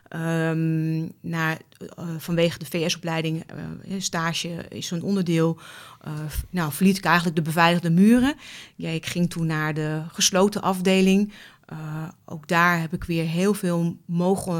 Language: Dutch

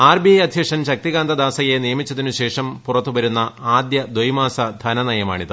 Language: Malayalam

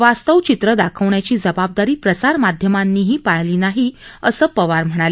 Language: Marathi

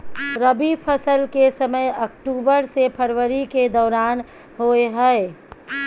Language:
Maithili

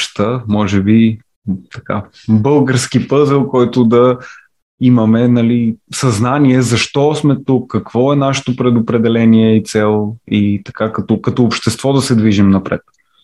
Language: Bulgarian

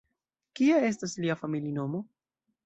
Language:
Esperanto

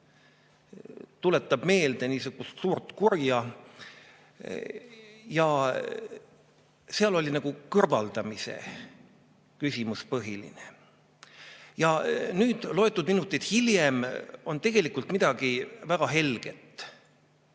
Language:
Estonian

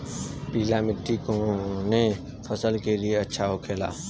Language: Bhojpuri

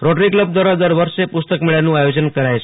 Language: Gujarati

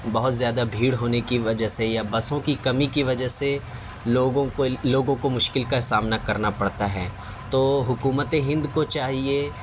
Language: Urdu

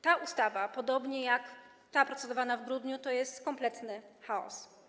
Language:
Polish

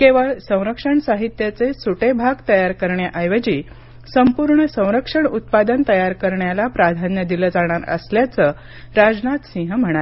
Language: Marathi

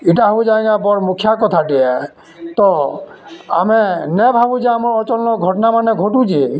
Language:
Odia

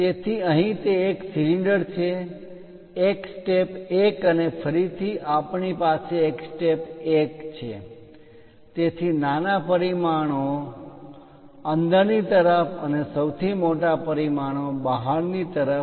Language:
Gujarati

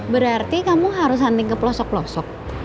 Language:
Indonesian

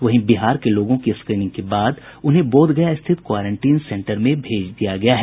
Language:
Hindi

